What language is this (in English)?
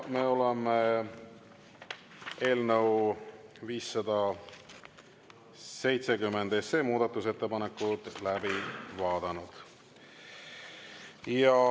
Estonian